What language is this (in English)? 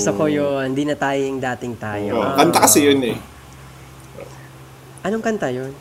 Filipino